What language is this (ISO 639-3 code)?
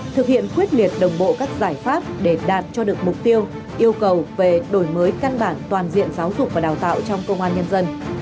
vie